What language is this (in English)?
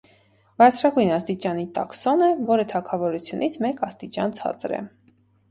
Armenian